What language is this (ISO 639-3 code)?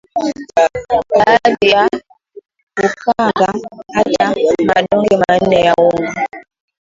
swa